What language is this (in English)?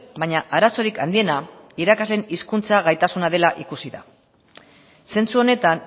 Basque